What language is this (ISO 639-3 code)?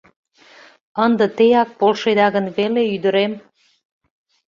chm